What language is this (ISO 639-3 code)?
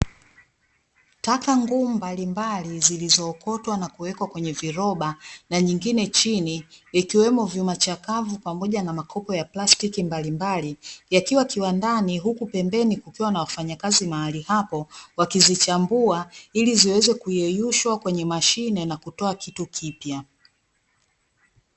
swa